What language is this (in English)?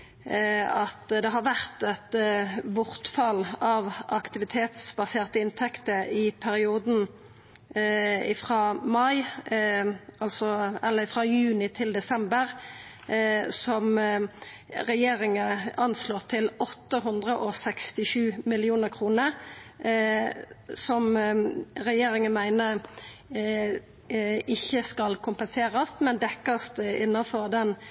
Norwegian Nynorsk